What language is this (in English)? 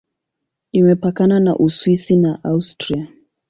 Swahili